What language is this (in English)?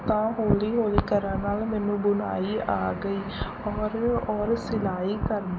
Punjabi